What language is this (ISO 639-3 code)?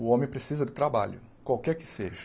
por